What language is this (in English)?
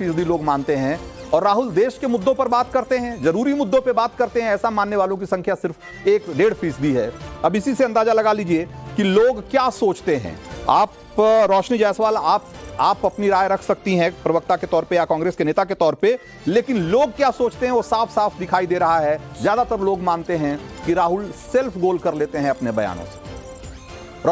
Hindi